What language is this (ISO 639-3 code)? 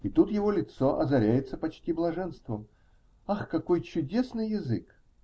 rus